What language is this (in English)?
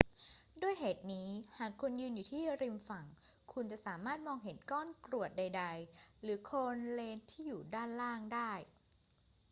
Thai